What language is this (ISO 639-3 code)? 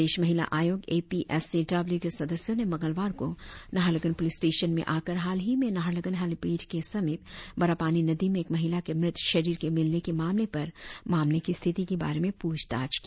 hin